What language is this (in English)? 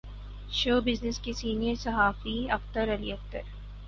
Urdu